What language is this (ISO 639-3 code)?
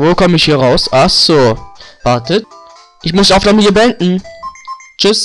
deu